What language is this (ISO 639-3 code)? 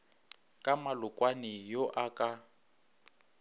nso